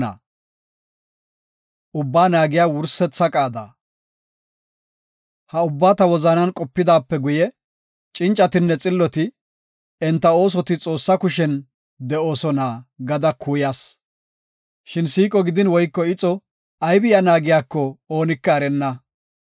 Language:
Gofa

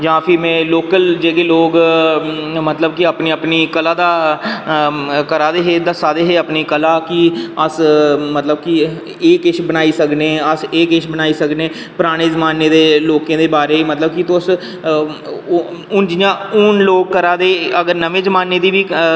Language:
Dogri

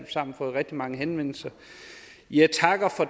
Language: Danish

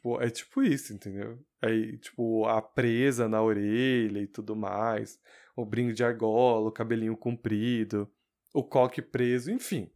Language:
Portuguese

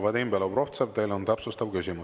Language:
Estonian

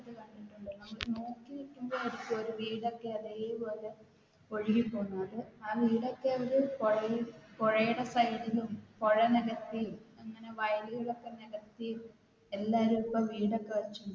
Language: Malayalam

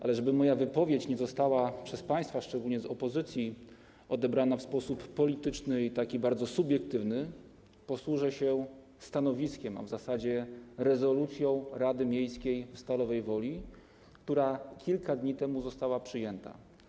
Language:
Polish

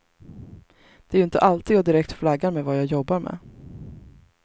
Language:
Swedish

